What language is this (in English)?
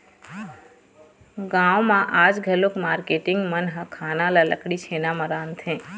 Chhattisgarhi